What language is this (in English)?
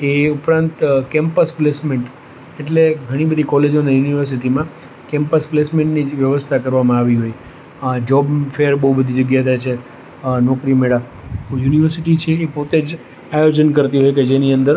Gujarati